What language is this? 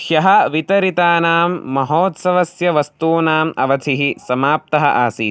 Sanskrit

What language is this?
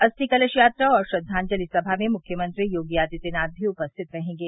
Hindi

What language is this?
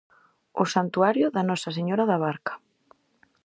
Galician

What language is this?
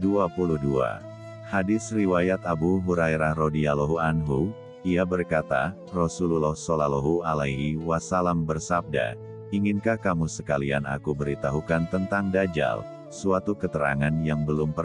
Indonesian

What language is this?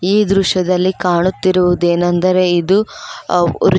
Kannada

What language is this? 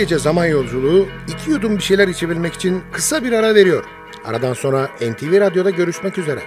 Turkish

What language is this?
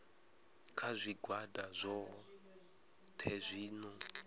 Venda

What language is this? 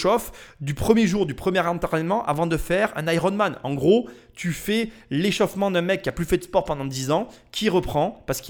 French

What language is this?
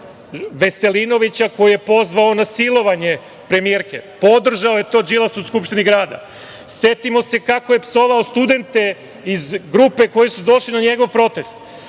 Serbian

